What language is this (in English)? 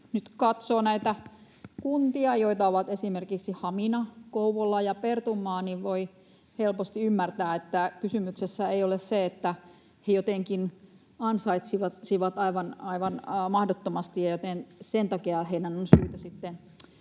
Finnish